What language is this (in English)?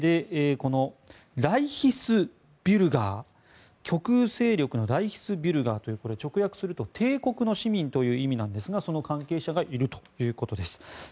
Japanese